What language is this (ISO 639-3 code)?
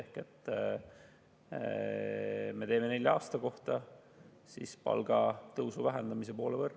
est